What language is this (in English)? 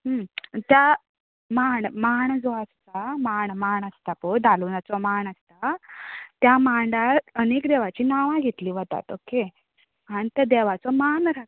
Konkani